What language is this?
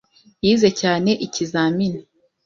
Kinyarwanda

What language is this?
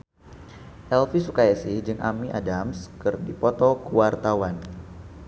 Sundanese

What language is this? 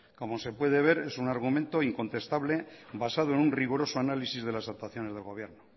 Spanish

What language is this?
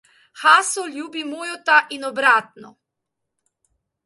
Slovenian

